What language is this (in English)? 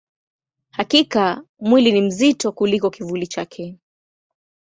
Swahili